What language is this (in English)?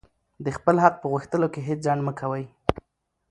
Pashto